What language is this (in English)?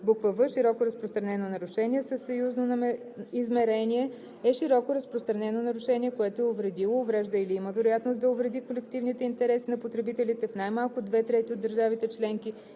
Bulgarian